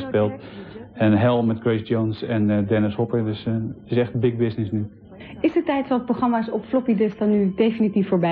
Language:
Dutch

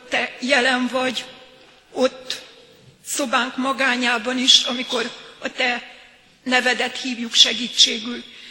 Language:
Hungarian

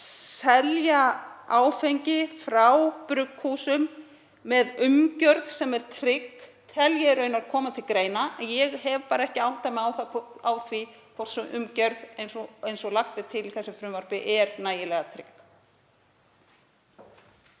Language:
Icelandic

